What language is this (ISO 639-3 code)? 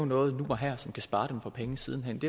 dan